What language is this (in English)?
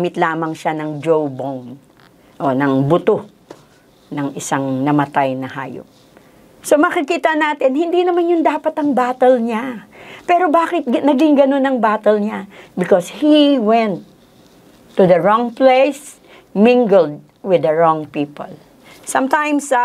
Filipino